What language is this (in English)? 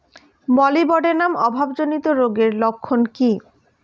Bangla